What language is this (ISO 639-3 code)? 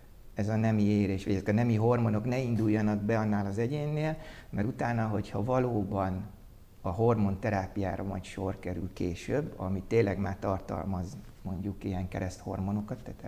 hun